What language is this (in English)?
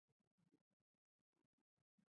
Chinese